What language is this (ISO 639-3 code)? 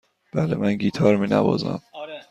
fas